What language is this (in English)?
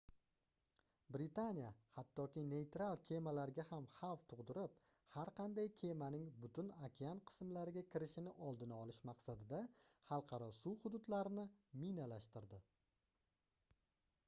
Uzbek